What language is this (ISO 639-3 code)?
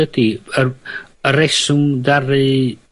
cym